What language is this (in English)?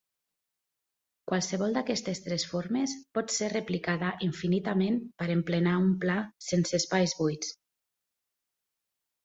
Catalan